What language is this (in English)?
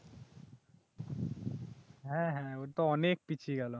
Bangla